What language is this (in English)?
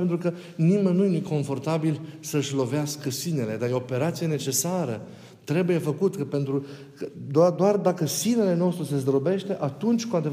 Romanian